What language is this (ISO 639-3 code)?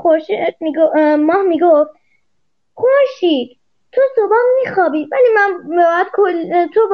fas